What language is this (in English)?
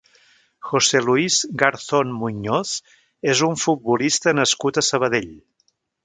Catalan